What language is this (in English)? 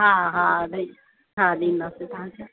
Sindhi